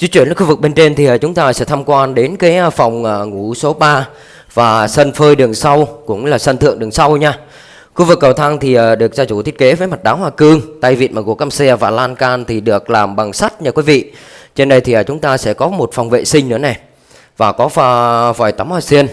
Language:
Vietnamese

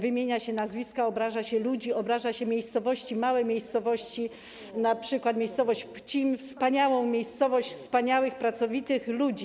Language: Polish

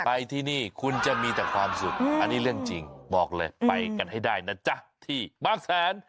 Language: Thai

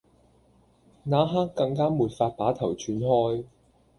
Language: Cantonese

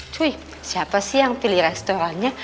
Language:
Indonesian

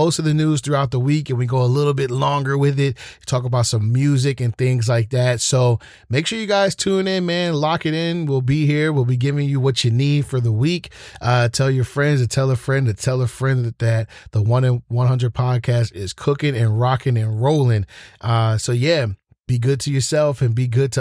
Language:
English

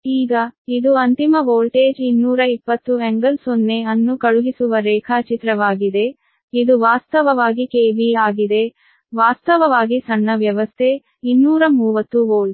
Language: Kannada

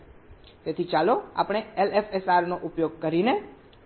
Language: Gujarati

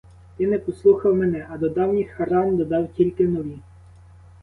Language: Ukrainian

